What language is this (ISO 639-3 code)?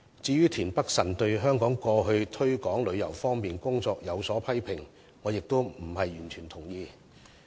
yue